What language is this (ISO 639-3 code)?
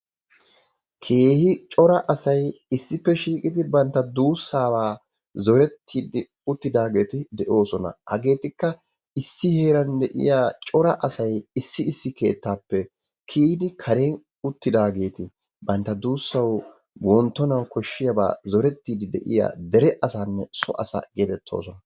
wal